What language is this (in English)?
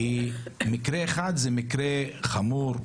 Hebrew